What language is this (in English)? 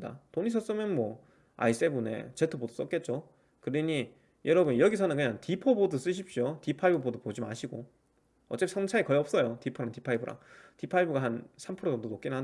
Korean